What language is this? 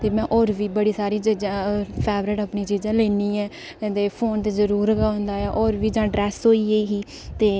Dogri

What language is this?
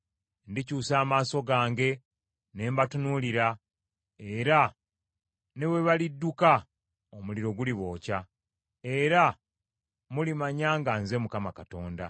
Ganda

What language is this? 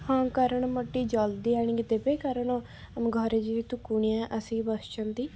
Odia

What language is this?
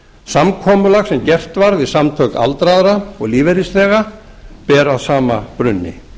Icelandic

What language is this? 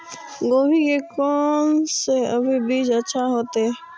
Maithili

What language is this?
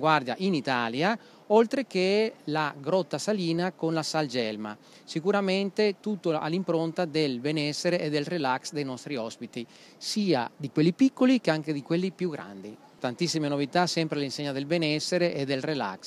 Italian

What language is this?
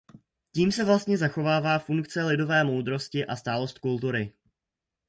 Czech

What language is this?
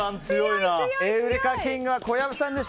Japanese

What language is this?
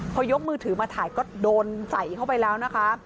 Thai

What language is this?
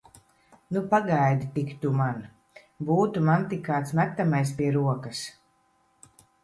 Latvian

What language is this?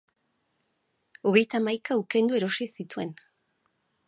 Basque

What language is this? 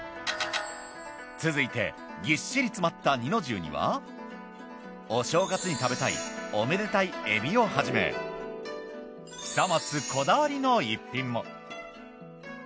Japanese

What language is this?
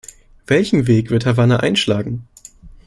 German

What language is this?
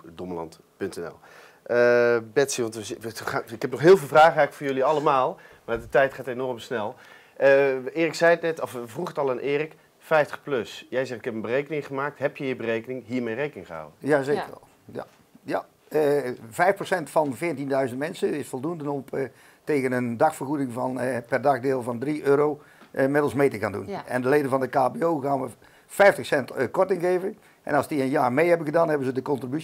Dutch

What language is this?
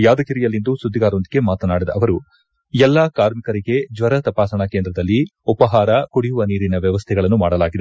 Kannada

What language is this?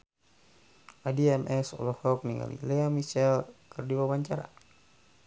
Sundanese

